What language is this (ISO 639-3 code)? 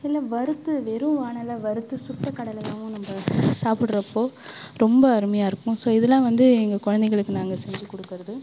tam